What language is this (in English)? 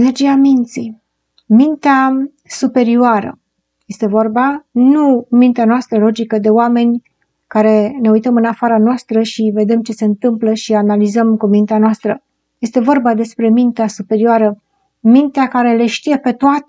Romanian